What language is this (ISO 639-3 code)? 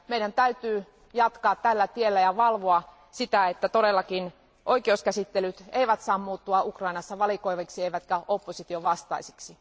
fin